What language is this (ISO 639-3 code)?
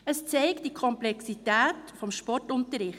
gsw